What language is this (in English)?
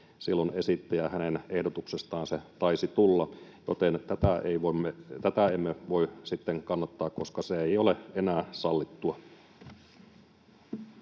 Finnish